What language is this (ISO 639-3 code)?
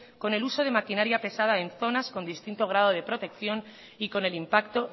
spa